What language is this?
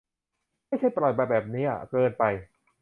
Thai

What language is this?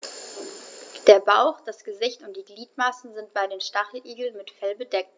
German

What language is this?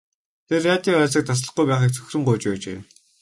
Mongolian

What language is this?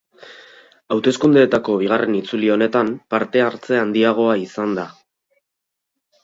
Basque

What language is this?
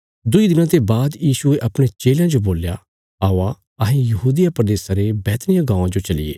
Bilaspuri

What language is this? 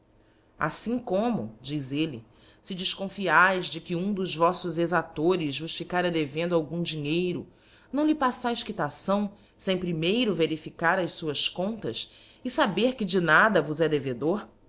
Portuguese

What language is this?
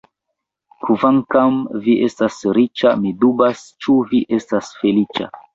Esperanto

